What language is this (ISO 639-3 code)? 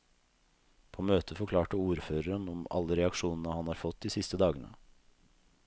nor